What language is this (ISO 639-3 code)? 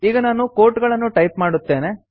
kan